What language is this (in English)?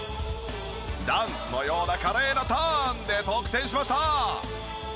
Japanese